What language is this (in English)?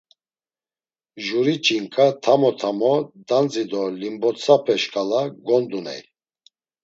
Laz